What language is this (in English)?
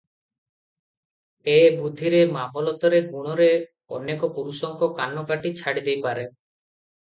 Odia